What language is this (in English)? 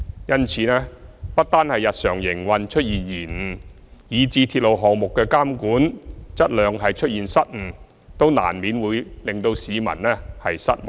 Cantonese